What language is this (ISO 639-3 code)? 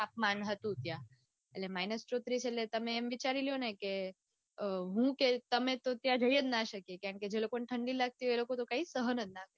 guj